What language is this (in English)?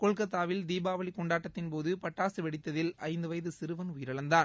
Tamil